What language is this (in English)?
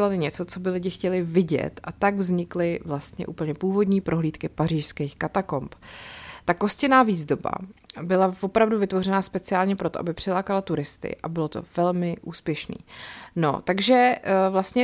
Czech